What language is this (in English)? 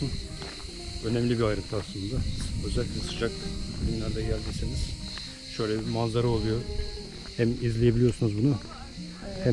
Turkish